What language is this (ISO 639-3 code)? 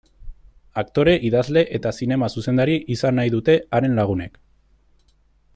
eus